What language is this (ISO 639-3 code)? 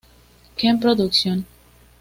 spa